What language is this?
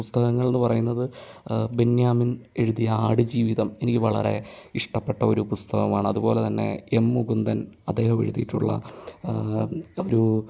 Malayalam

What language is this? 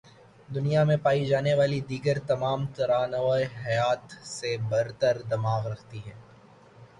Urdu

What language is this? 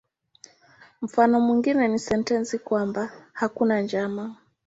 Swahili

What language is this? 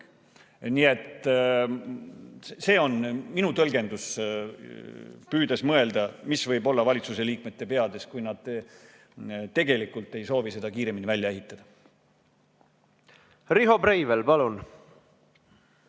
Estonian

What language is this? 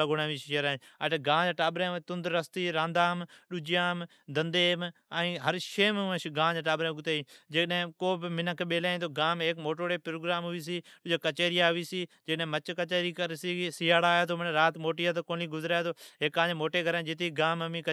Od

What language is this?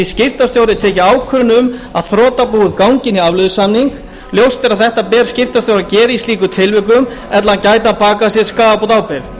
Icelandic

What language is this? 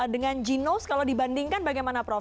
Indonesian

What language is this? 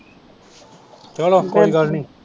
Punjabi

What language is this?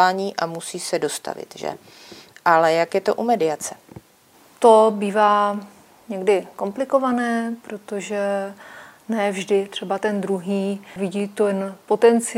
Czech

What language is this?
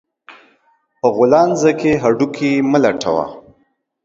Pashto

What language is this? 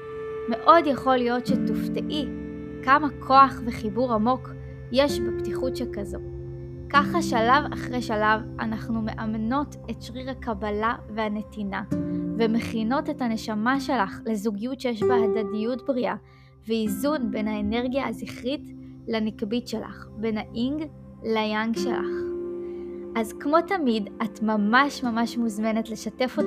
Hebrew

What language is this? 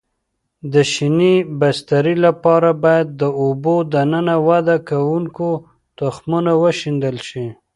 Pashto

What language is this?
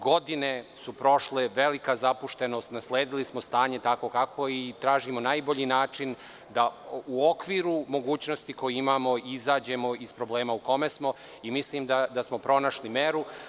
Serbian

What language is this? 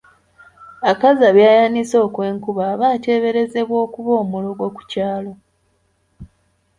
Ganda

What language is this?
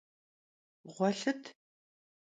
Kabardian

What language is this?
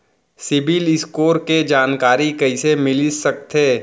Chhattisgarhi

